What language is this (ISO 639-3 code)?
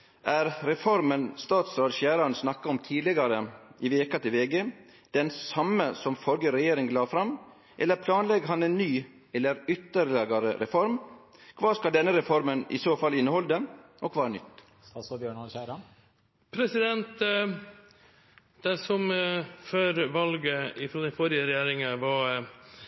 nor